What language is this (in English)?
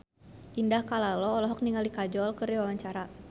Sundanese